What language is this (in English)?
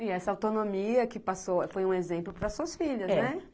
Portuguese